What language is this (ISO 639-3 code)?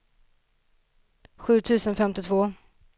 swe